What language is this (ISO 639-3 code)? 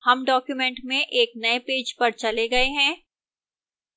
hin